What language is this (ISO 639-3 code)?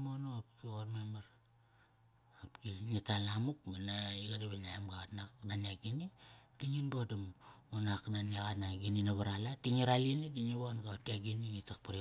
ckr